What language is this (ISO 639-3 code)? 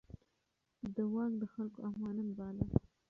pus